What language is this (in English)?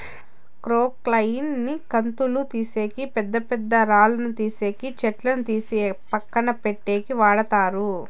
Telugu